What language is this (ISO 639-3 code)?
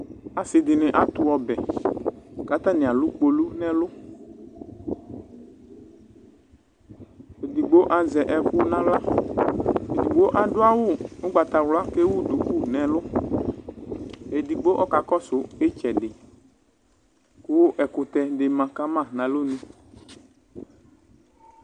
kpo